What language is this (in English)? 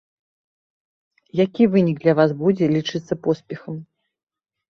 Belarusian